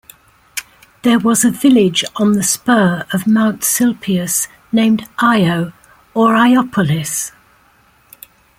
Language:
English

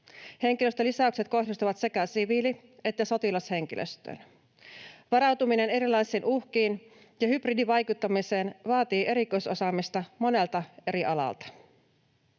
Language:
Finnish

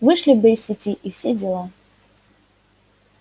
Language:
Russian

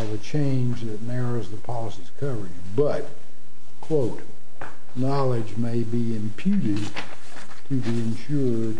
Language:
English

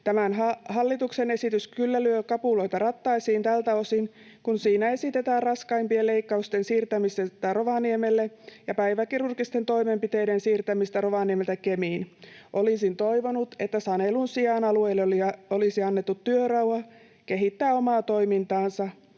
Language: Finnish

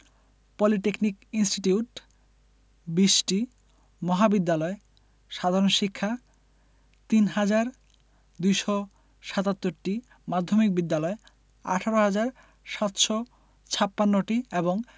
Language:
Bangla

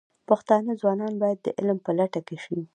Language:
Pashto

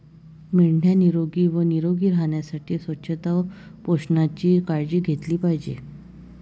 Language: Marathi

